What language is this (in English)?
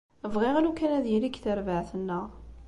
Kabyle